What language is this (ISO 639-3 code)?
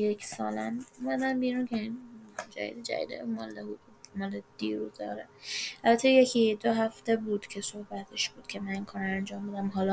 fas